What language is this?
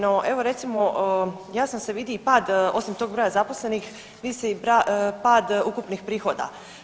Croatian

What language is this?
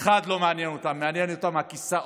Hebrew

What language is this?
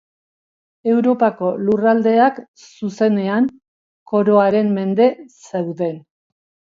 Basque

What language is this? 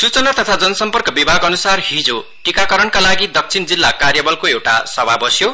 Nepali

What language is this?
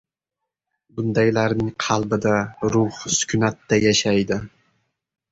Uzbek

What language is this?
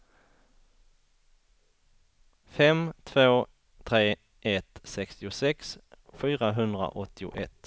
Swedish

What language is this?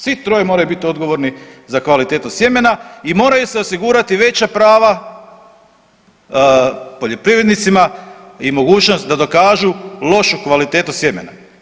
Croatian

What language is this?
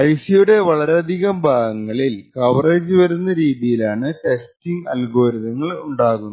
Malayalam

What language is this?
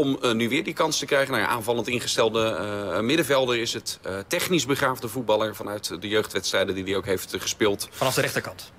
Dutch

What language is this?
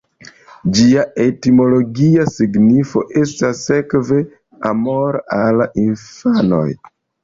Esperanto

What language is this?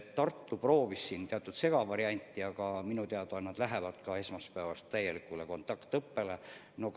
Estonian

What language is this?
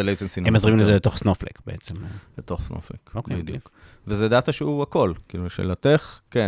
Hebrew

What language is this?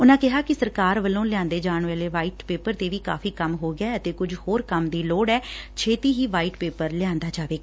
Punjabi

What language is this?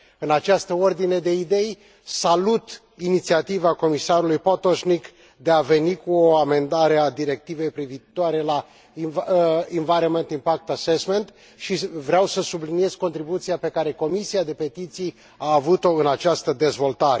Romanian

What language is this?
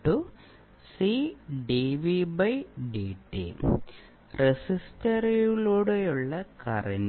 Malayalam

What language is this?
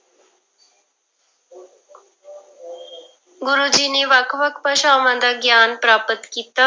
Punjabi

